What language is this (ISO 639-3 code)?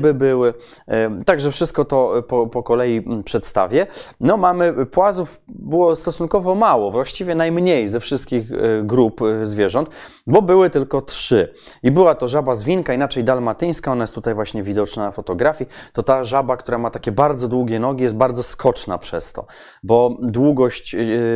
pol